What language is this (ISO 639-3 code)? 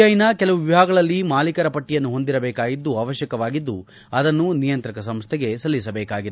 kan